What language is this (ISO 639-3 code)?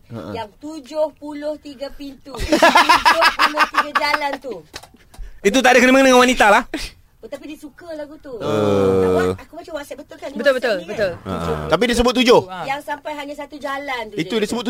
msa